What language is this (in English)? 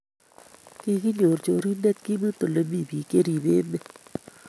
Kalenjin